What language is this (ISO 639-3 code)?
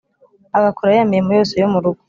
kin